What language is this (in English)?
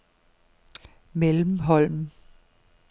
Danish